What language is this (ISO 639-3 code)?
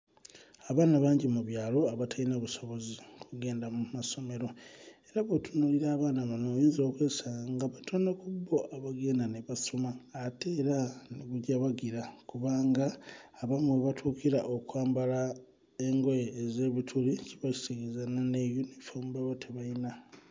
lug